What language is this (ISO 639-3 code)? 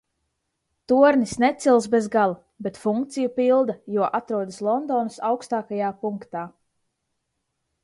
lav